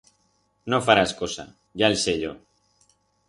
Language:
Aragonese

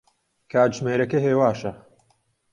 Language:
Central Kurdish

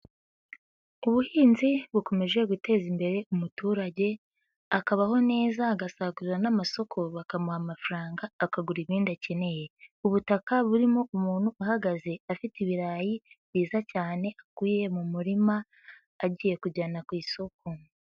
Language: Kinyarwanda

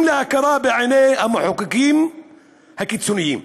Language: Hebrew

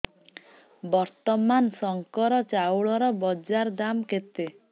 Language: Odia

